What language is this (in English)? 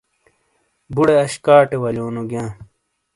Shina